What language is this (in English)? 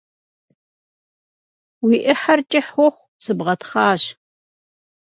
Kabardian